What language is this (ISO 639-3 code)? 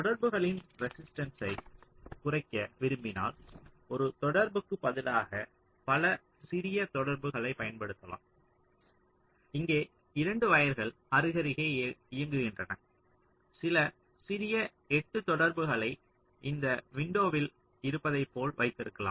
tam